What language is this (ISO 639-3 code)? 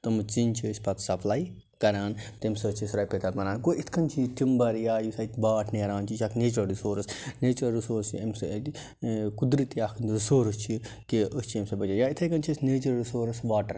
kas